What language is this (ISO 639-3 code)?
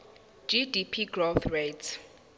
zul